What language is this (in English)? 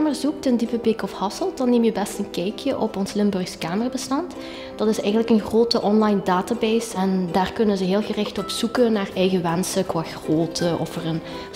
Dutch